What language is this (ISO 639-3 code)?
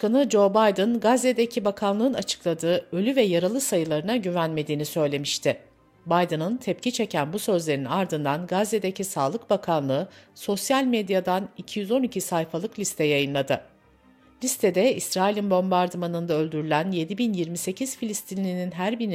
tur